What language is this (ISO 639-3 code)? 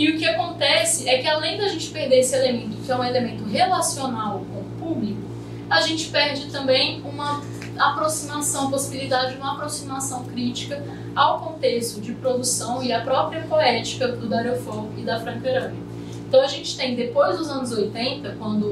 por